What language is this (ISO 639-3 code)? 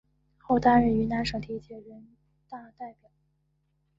zho